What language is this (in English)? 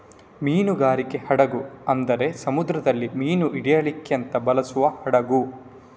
Kannada